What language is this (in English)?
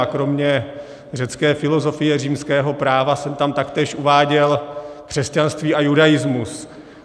Czech